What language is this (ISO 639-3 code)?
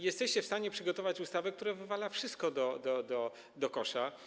pol